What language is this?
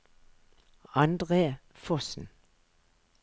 Norwegian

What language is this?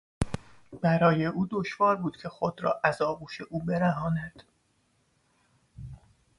Persian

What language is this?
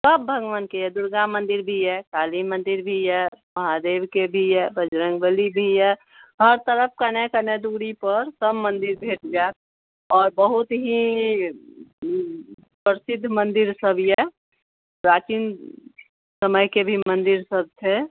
Maithili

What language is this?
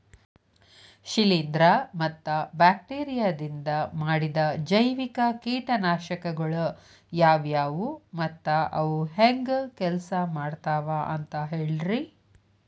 Kannada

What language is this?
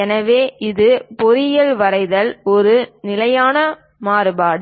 Tamil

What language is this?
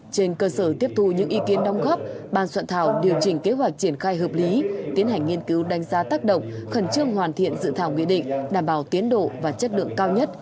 Vietnamese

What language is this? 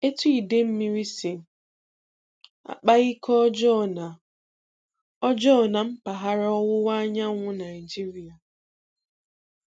Igbo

